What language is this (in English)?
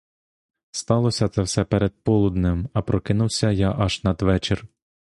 Ukrainian